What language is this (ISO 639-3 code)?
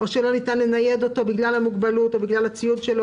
heb